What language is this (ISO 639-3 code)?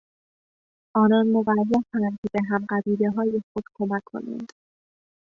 fas